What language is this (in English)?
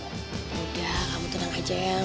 Indonesian